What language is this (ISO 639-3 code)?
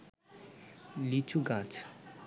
ben